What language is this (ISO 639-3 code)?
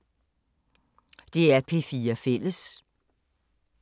dan